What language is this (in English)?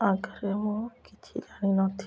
Odia